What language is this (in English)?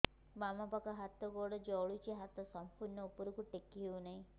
Odia